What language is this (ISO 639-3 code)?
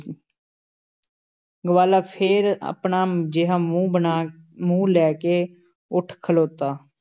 pan